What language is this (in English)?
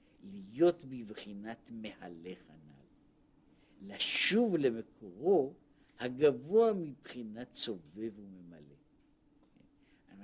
Hebrew